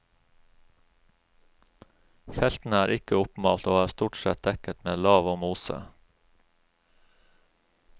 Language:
Norwegian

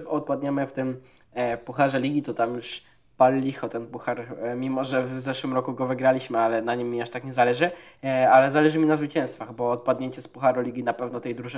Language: Polish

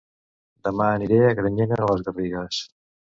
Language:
Catalan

